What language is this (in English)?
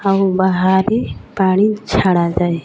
Odia